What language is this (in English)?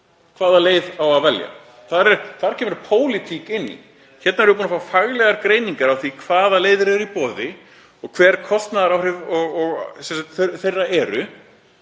Icelandic